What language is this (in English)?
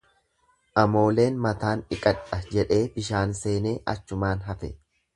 Oromo